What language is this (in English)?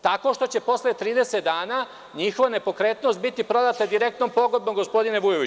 Serbian